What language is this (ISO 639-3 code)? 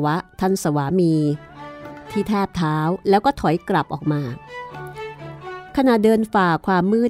tha